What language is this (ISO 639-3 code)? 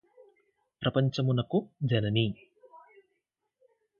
tel